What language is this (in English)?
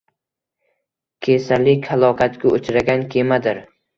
Uzbek